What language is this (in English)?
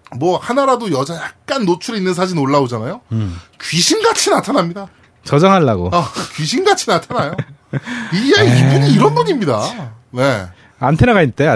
Korean